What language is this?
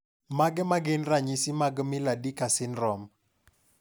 Luo (Kenya and Tanzania)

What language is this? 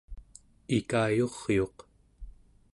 Central Yupik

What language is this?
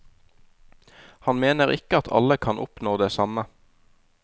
Norwegian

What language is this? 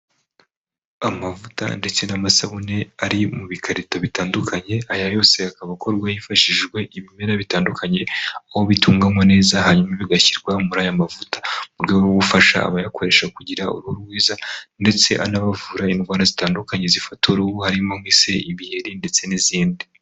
Kinyarwanda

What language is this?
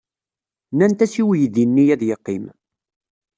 Kabyle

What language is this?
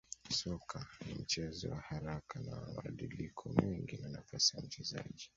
Swahili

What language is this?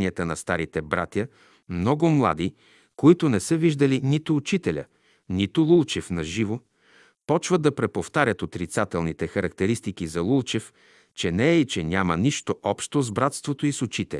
Bulgarian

